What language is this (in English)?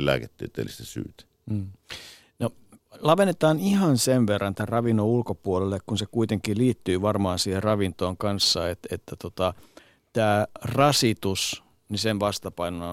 Finnish